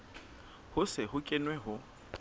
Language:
Southern Sotho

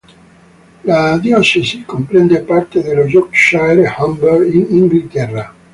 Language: Italian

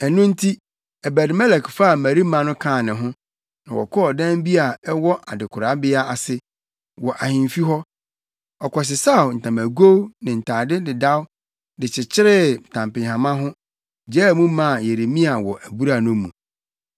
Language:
Akan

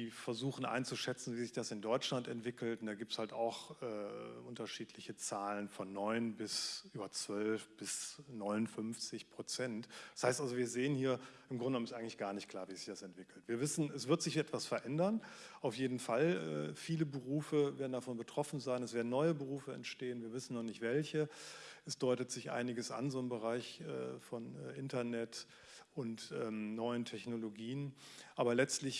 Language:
German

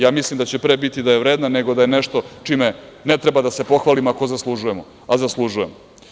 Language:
Serbian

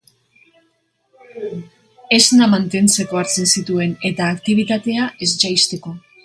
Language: Basque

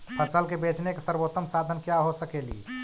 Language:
Magahi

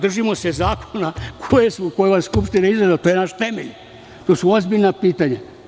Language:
Serbian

